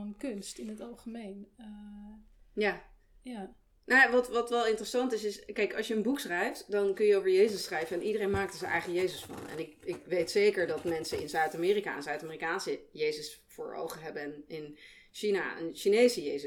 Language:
Dutch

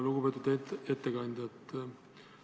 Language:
Estonian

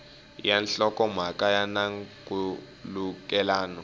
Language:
Tsonga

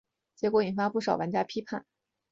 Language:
Chinese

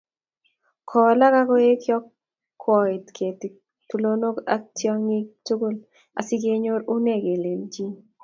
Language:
Kalenjin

